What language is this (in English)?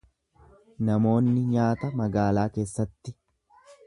Oromo